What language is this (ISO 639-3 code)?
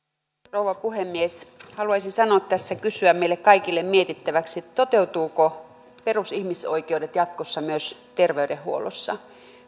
fin